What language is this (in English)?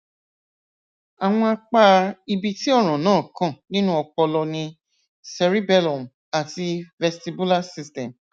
Yoruba